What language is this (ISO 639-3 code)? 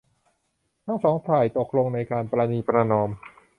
tha